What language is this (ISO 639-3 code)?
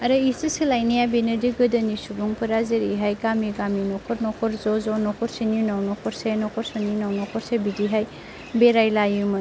brx